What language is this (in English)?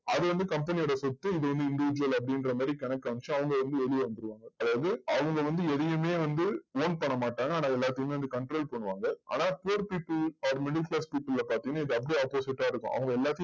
Tamil